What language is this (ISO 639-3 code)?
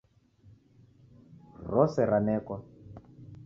dav